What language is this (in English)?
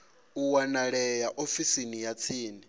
Venda